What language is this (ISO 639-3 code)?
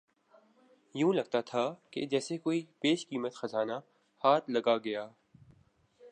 urd